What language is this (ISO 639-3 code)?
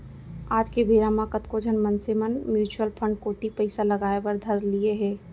hne